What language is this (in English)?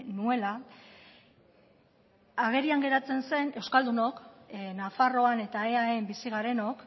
Basque